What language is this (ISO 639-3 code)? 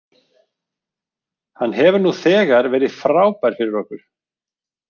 isl